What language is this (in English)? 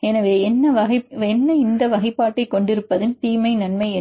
Tamil